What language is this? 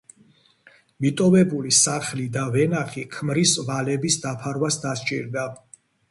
Georgian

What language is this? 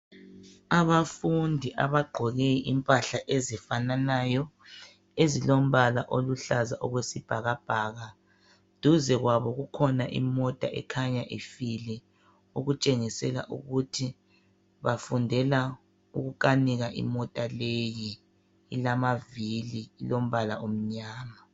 North Ndebele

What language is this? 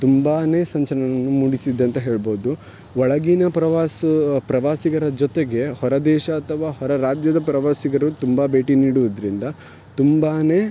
Kannada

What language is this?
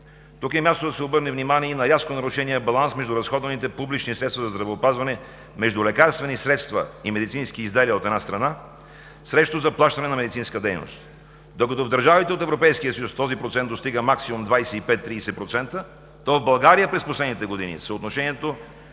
Bulgarian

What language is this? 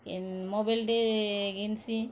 Odia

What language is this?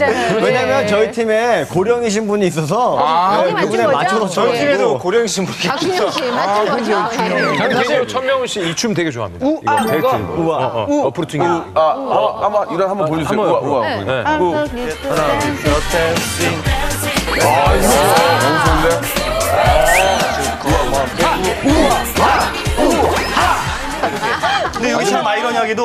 Korean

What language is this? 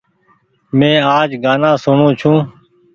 Goaria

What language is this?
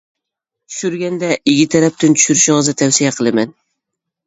Uyghur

